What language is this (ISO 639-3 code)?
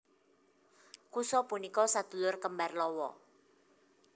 jav